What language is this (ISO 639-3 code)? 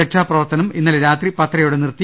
mal